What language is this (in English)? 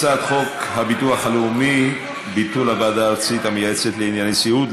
Hebrew